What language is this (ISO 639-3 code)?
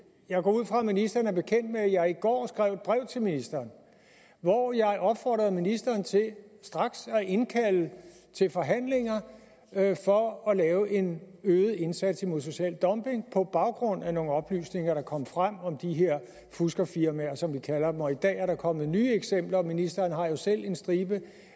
dan